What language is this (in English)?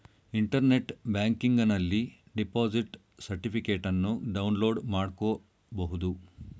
Kannada